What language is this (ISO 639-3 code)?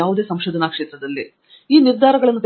kan